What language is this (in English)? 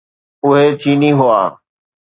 Sindhi